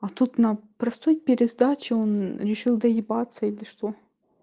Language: Russian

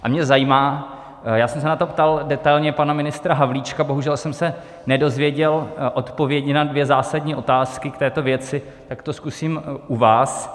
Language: Czech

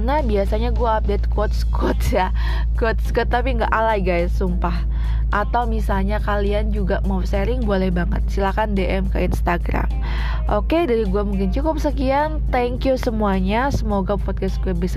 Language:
Indonesian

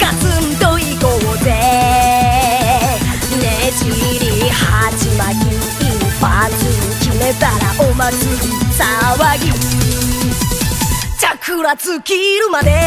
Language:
Japanese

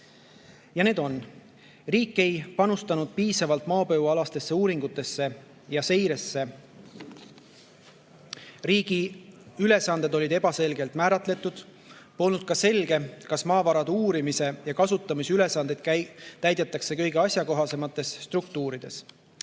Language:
Estonian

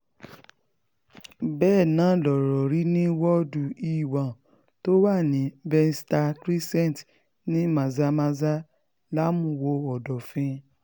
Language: Yoruba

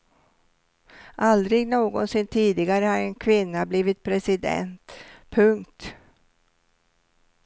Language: Swedish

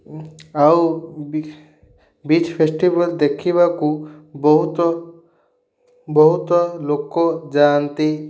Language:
Odia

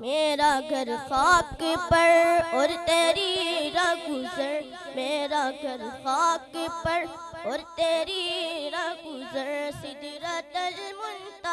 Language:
Urdu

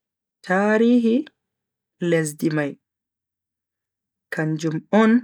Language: Bagirmi Fulfulde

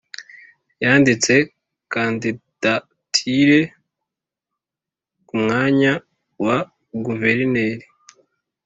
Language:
Kinyarwanda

